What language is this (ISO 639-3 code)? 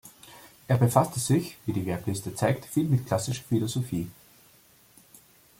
deu